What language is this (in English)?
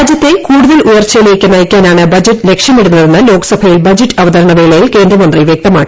Malayalam